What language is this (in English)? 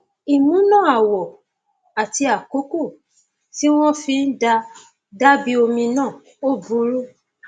Yoruba